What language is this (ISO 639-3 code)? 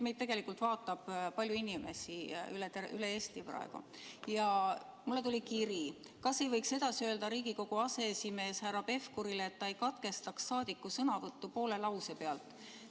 est